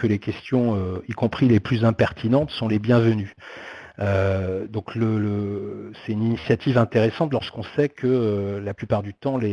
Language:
French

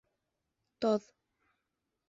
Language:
Bashkir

